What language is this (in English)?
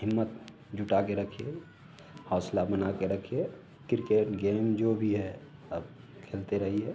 Hindi